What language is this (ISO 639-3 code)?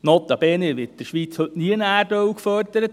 gsw